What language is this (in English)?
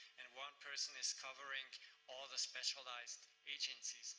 English